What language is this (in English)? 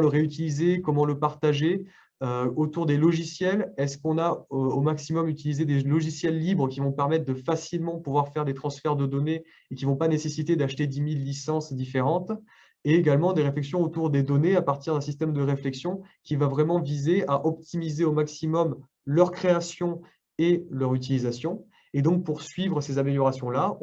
French